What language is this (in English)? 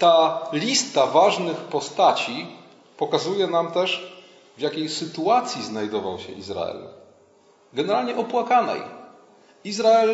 Polish